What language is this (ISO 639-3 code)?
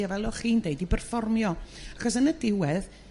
cym